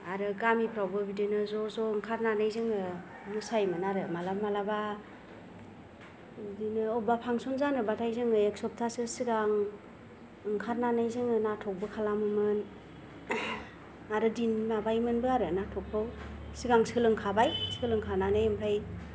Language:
Bodo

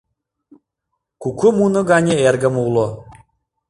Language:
Mari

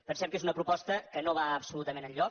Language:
Catalan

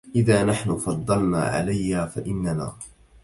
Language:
Arabic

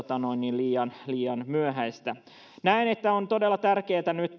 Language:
Finnish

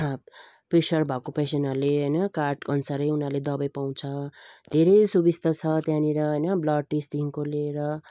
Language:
Nepali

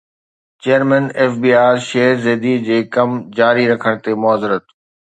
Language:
Sindhi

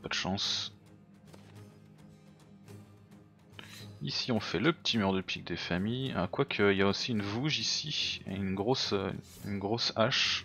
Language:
French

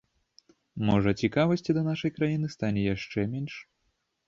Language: Belarusian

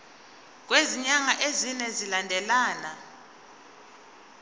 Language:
Zulu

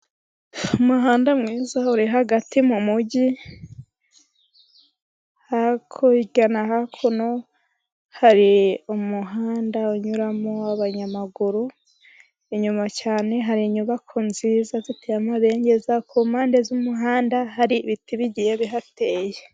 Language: Kinyarwanda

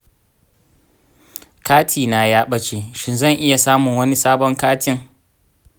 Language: Hausa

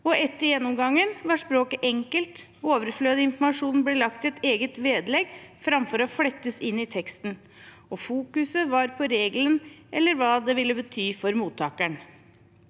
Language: Norwegian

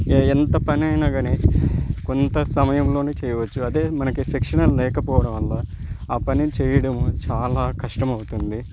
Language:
Telugu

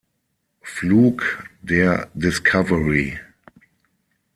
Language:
German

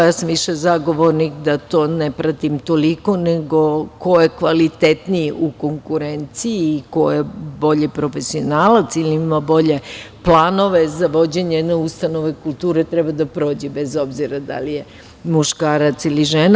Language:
Serbian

